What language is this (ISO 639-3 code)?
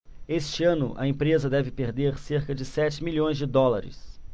por